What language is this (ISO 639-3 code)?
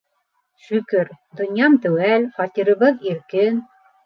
bak